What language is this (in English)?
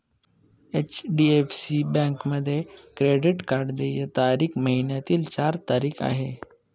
Marathi